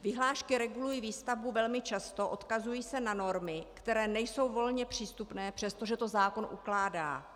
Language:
Czech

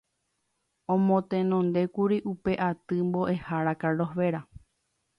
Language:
Guarani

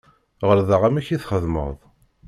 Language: Kabyle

